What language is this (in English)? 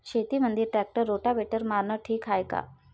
Marathi